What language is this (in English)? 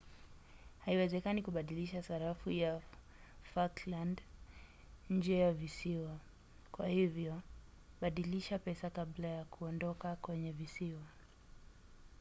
Swahili